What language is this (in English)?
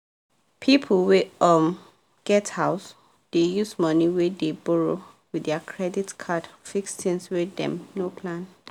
Nigerian Pidgin